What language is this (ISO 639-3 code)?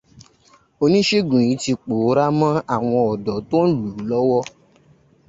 yor